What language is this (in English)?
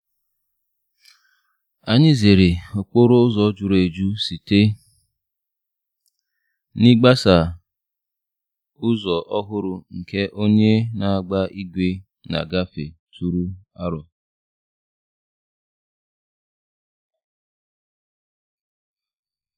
Igbo